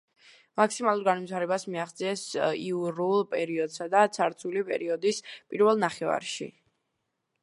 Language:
Georgian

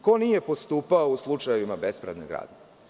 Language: Serbian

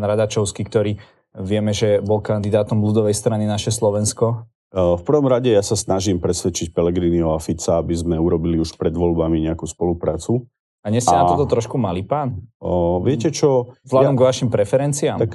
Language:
Slovak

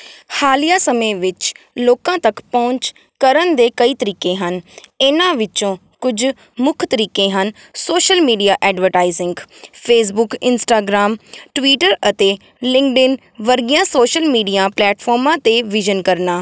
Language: Punjabi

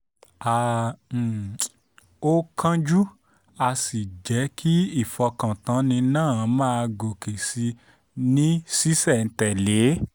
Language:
Yoruba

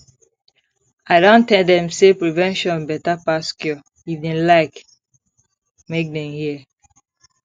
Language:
Nigerian Pidgin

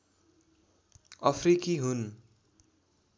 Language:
Nepali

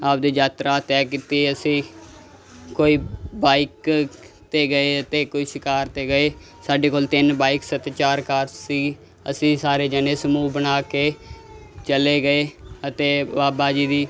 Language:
Punjabi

